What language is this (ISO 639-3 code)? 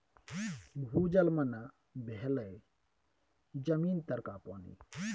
mai